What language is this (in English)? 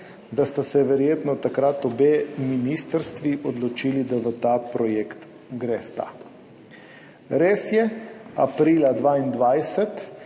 Slovenian